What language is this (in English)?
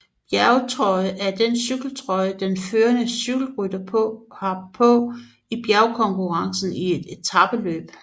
Danish